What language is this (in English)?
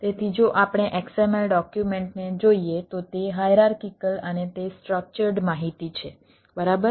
Gujarati